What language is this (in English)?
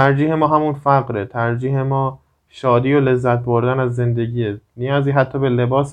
Persian